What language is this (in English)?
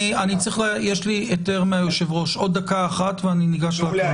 Hebrew